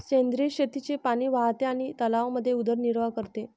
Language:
Marathi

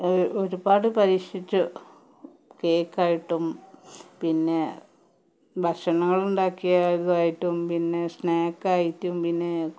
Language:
Malayalam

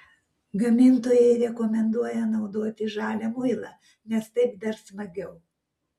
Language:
Lithuanian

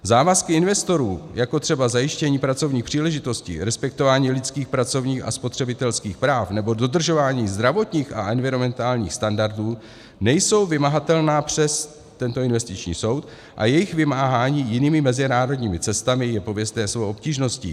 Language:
Czech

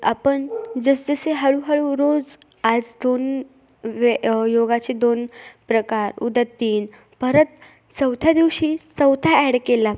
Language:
Marathi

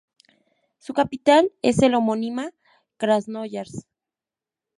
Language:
Spanish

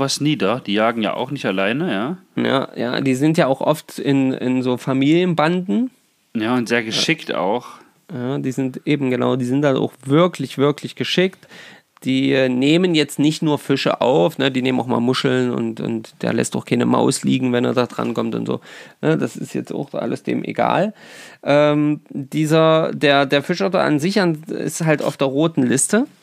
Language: German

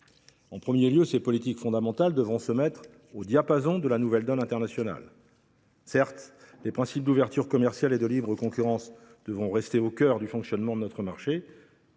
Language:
French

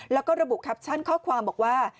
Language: Thai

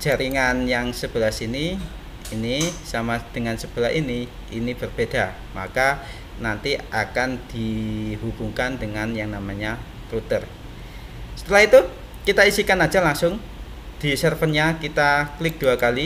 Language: Indonesian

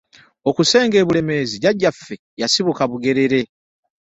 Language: Ganda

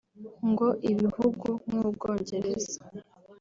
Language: Kinyarwanda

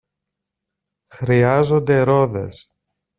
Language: Greek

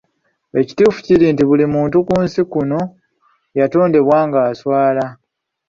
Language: Ganda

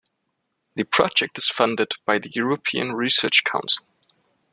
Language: English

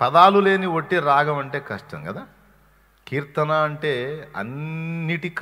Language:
Telugu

